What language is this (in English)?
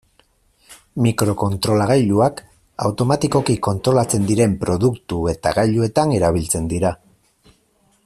Basque